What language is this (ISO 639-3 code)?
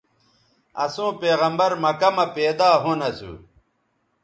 btv